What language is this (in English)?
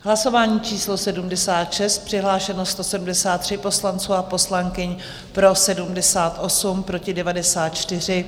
Czech